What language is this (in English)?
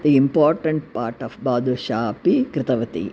Sanskrit